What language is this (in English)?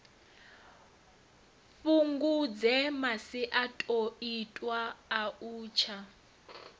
Venda